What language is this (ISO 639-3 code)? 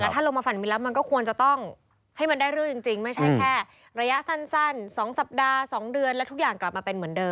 tha